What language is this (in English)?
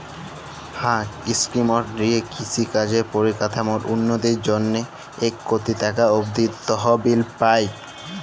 Bangla